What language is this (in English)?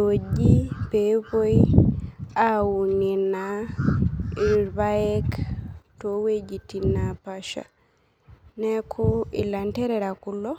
Masai